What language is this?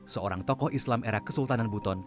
Indonesian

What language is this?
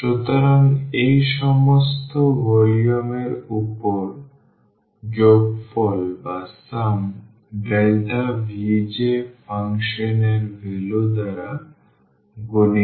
Bangla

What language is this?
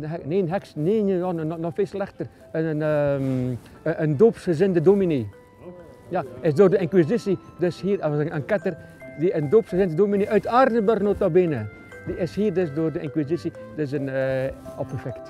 Dutch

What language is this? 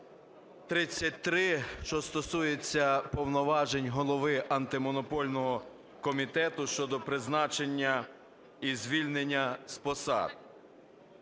Ukrainian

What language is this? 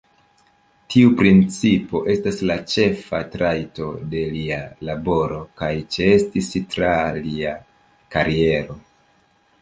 Esperanto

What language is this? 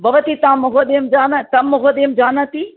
Sanskrit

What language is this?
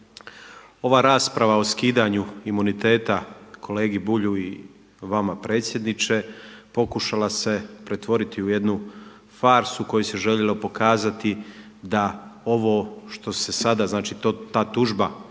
Croatian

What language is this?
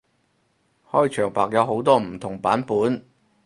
Cantonese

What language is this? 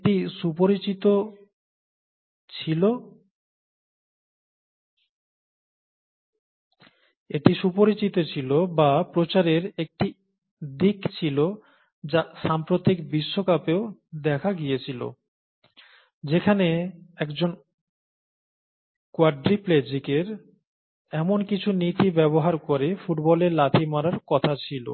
Bangla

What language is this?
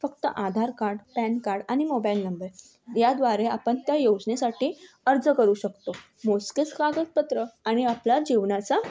Marathi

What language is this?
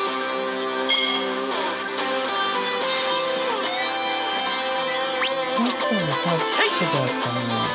Japanese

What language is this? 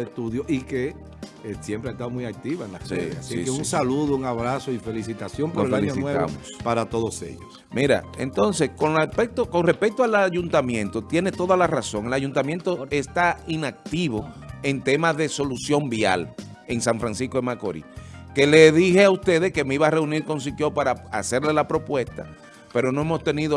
Spanish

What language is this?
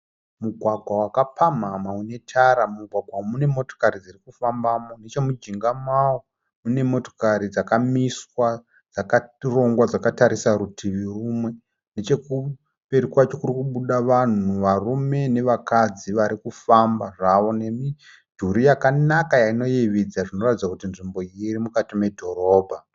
Shona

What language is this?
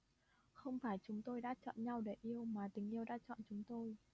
Vietnamese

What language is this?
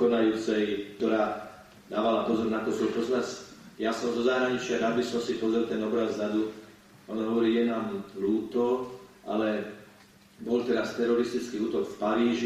Slovak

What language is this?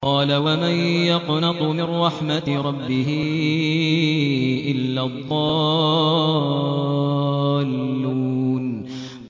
Arabic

